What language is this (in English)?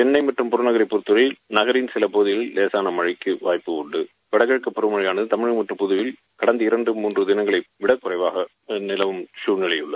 Tamil